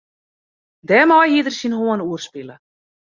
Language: Western Frisian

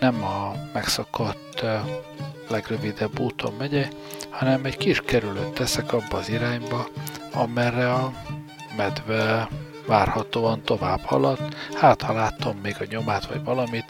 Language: Hungarian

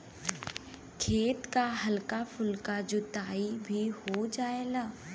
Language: Bhojpuri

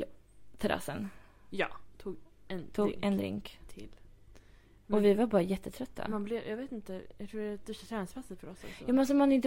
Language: Swedish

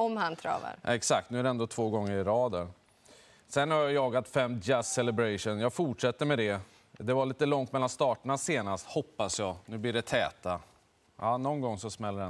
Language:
Swedish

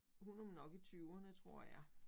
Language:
Danish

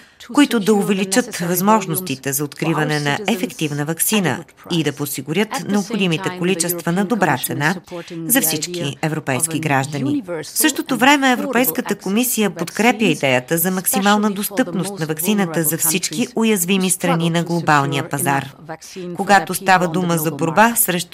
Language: Bulgarian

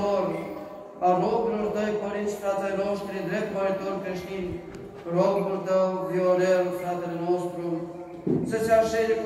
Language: Romanian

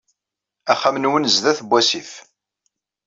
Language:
Kabyle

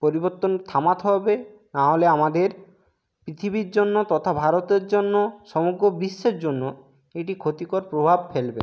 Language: Bangla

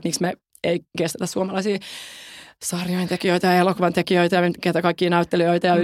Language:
Finnish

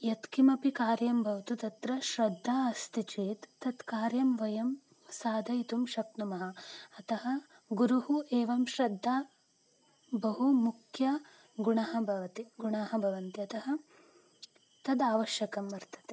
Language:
Sanskrit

